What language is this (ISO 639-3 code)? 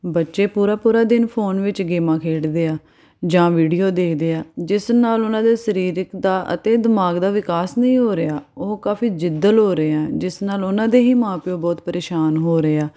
pan